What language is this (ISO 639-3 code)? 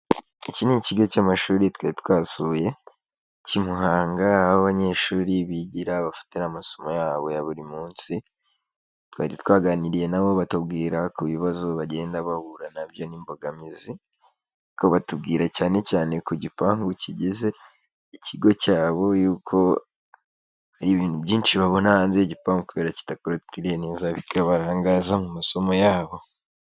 kin